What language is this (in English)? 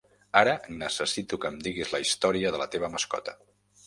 Catalan